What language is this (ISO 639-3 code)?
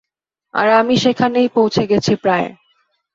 ben